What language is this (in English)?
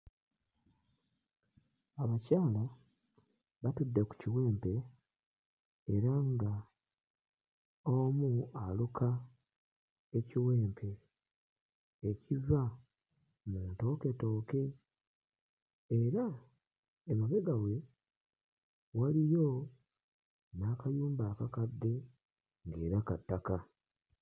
Ganda